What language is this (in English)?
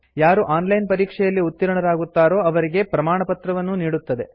Kannada